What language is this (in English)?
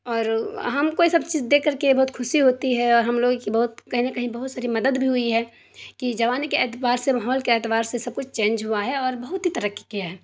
Urdu